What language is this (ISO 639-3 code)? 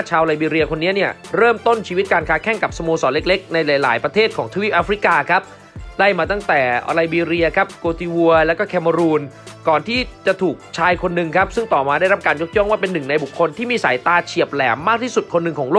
tha